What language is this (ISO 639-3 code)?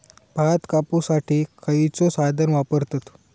mar